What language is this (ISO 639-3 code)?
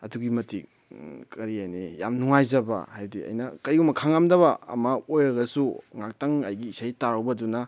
mni